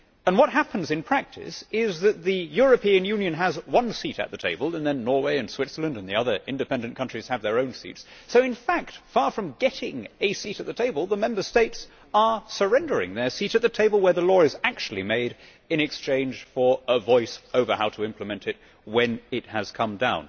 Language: English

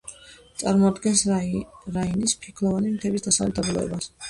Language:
Georgian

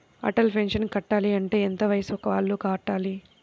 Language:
Telugu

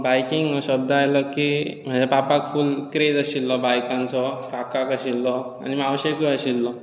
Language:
Konkani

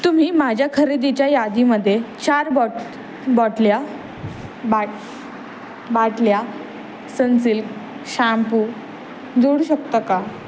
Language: Marathi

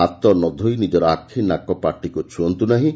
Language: Odia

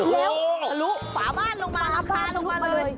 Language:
Thai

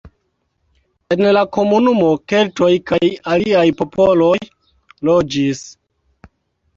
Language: Esperanto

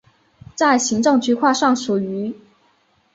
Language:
Chinese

